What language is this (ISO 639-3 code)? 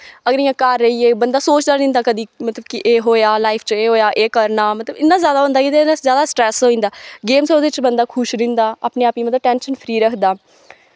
doi